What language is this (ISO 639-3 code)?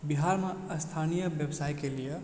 mai